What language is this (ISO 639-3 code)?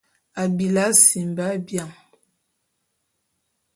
bum